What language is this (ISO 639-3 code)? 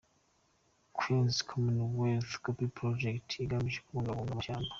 kin